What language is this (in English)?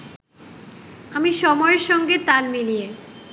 Bangla